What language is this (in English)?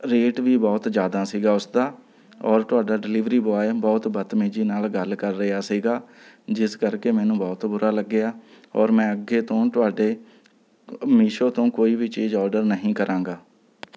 Punjabi